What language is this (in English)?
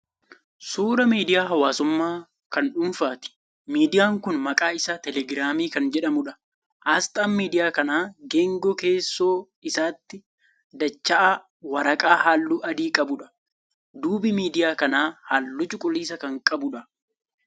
Oromo